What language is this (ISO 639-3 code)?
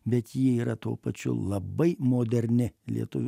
lit